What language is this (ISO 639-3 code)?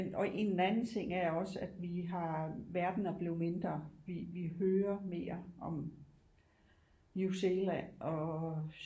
dan